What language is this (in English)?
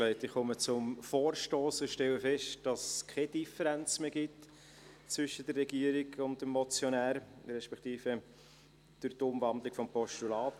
Swiss German